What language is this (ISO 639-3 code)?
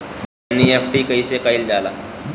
bho